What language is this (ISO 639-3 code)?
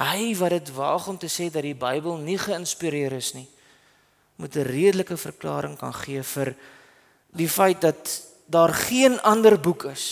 nld